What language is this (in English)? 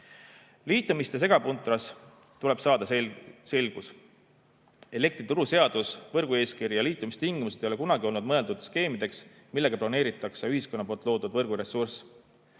Estonian